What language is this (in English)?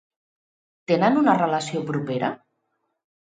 Catalan